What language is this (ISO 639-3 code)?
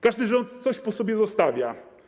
pol